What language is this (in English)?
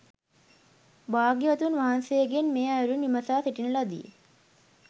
Sinhala